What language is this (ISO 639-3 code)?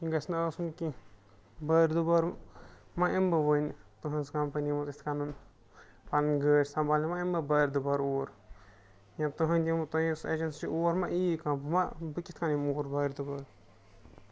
kas